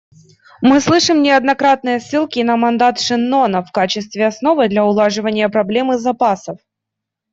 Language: Russian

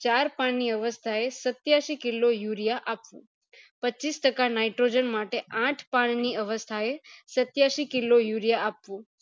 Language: Gujarati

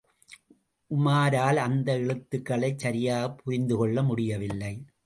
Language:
Tamil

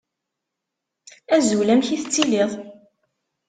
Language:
Kabyle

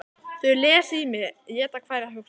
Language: Icelandic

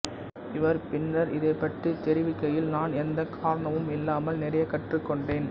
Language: Tamil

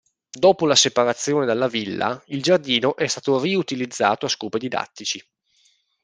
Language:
Italian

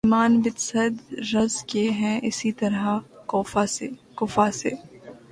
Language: Urdu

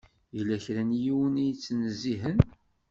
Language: Kabyle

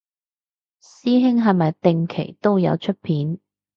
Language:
Cantonese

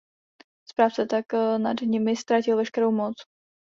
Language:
Czech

